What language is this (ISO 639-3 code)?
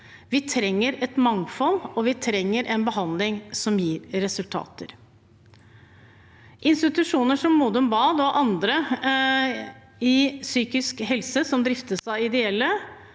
nor